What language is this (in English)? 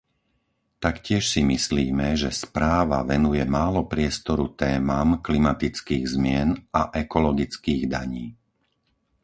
Slovak